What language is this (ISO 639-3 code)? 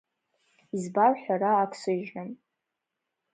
abk